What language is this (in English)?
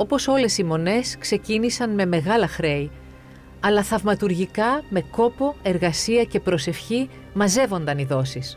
Greek